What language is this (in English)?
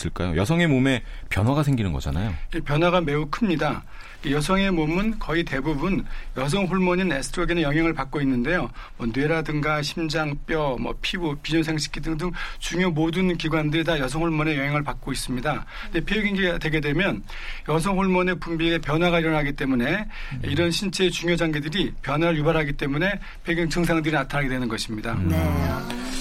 Korean